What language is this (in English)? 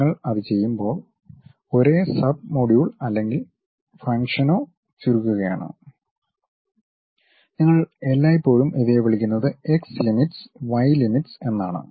Malayalam